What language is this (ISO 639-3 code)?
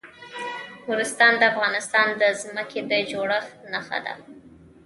pus